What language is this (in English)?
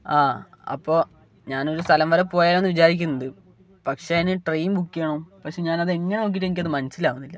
Malayalam